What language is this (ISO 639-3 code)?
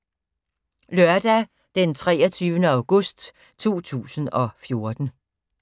dan